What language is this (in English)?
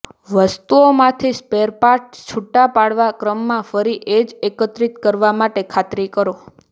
Gujarati